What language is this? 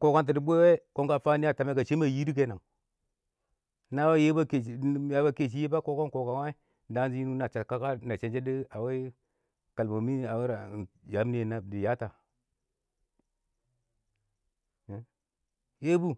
Awak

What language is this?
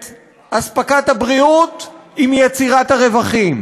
Hebrew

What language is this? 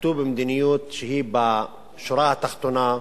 Hebrew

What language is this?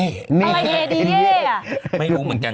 Thai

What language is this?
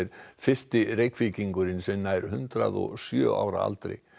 Icelandic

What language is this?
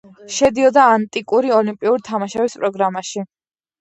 Georgian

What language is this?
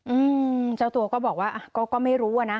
Thai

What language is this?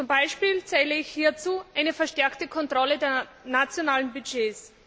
German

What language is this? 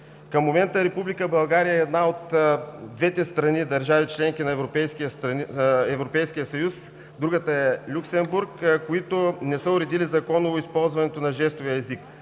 Bulgarian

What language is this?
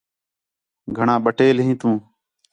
Khetrani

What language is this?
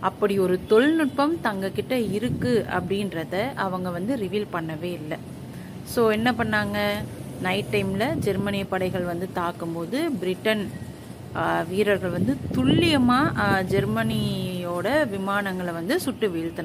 Tamil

